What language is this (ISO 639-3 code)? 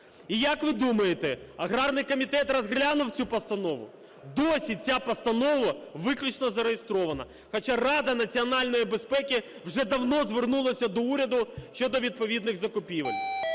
ukr